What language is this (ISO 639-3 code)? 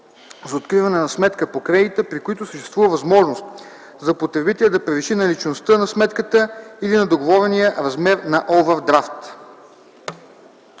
bul